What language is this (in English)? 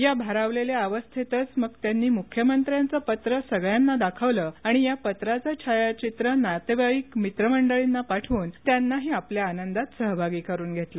Marathi